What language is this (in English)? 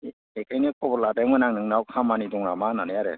Bodo